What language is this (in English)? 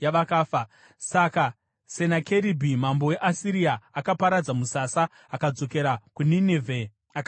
Shona